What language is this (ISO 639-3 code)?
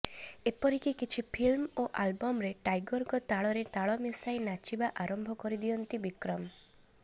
ori